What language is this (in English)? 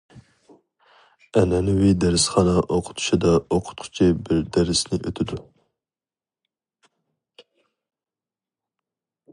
Uyghur